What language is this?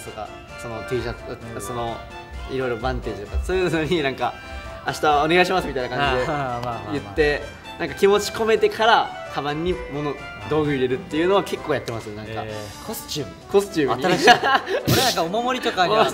Japanese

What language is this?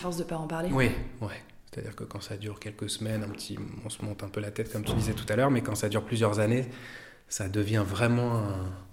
French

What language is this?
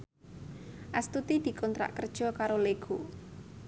Javanese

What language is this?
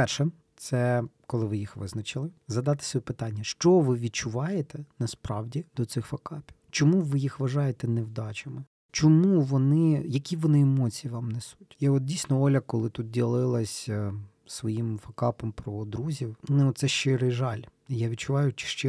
Ukrainian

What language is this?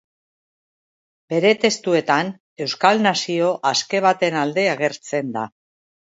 Basque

